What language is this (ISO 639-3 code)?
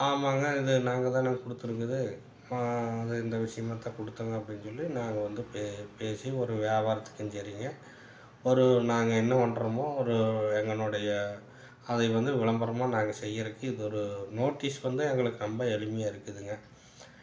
tam